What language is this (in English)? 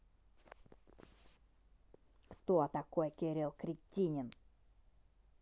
Russian